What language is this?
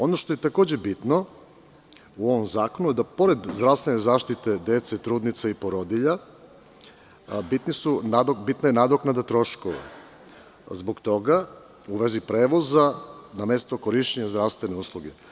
Serbian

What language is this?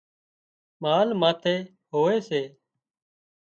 Wadiyara Koli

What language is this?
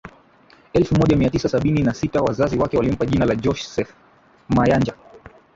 Swahili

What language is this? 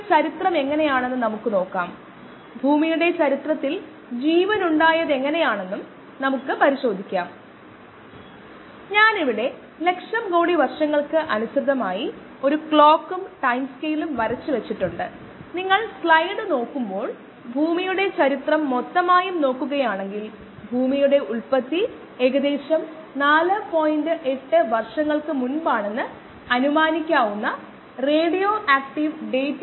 Malayalam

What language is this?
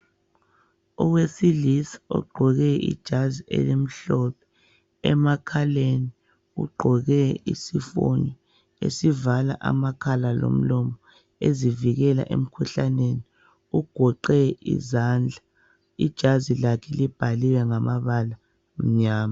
North Ndebele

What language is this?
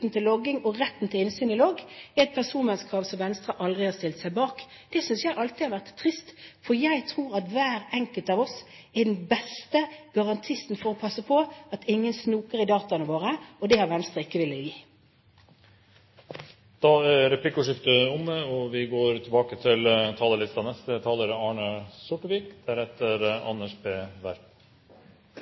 Norwegian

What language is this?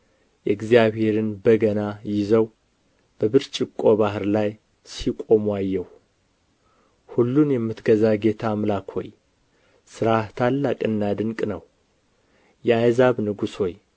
Amharic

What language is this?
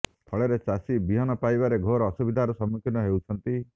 Odia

